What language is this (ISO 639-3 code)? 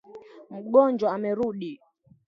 swa